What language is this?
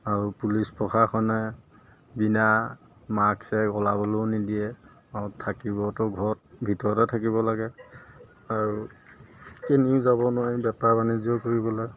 Assamese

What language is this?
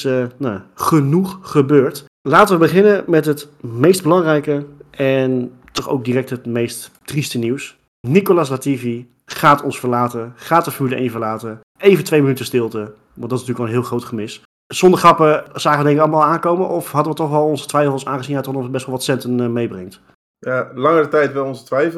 Dutch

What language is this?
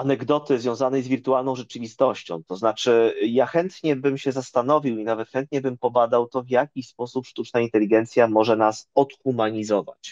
Polish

